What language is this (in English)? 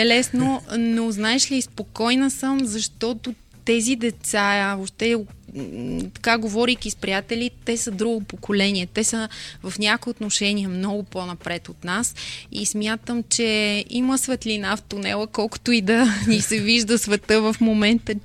Bulgarian